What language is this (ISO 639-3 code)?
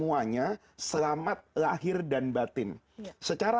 ind